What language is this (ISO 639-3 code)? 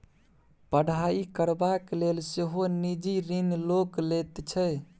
mai